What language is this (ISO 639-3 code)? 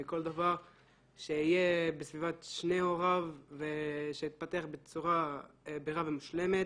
heb